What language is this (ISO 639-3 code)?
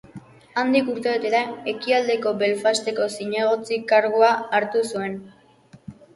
eus